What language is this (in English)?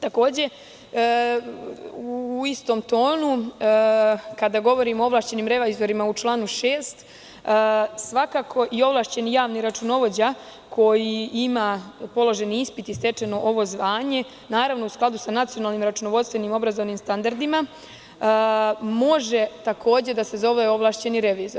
Serbian